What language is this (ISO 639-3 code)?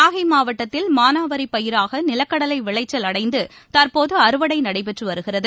tam